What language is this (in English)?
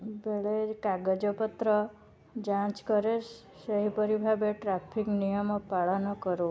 Odia